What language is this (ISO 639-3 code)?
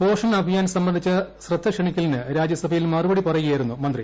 mal